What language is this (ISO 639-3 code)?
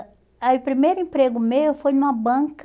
por